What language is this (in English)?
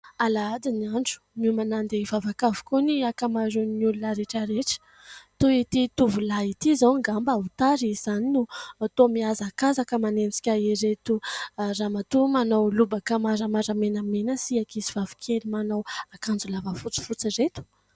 Malagasy